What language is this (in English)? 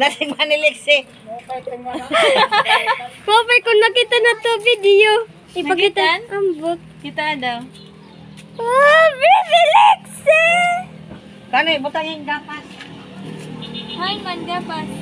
Indonesian